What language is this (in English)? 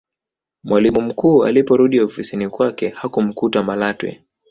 Swahili